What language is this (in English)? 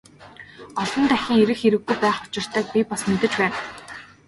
Mongolian